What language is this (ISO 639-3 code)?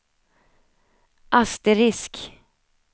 swe